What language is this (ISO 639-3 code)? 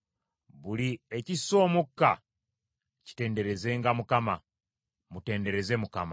lug